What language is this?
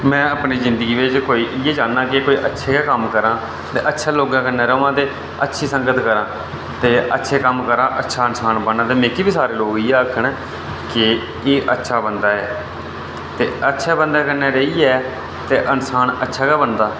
Dogri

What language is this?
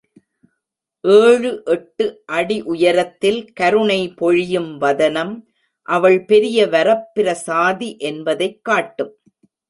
Tamil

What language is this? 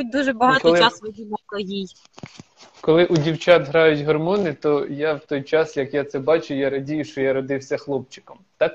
Ukrainian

